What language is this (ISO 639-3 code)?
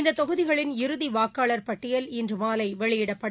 tam